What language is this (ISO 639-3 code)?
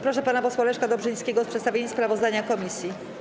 pol